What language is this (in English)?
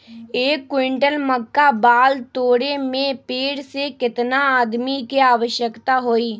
Magahi